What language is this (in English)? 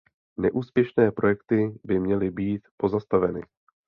Czech